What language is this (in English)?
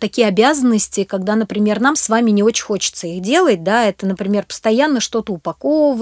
Russian